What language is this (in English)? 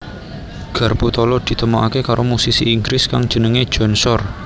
Javanese